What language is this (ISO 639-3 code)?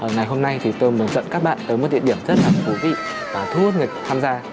vie